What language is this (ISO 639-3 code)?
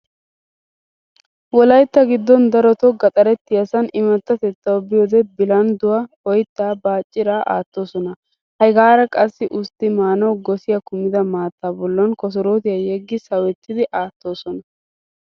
wal